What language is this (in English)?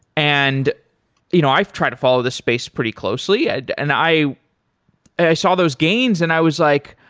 English